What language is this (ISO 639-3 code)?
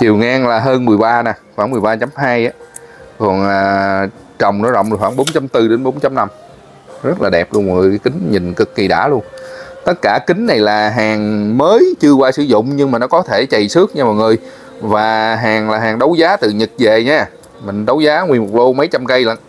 vie